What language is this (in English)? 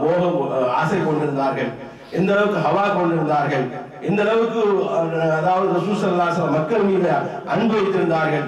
Arabic